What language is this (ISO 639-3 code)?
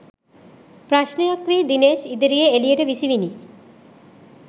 sin